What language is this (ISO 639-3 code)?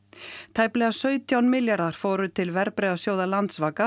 isl